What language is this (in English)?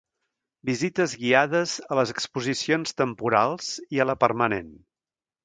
Catalan